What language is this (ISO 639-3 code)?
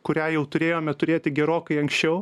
lit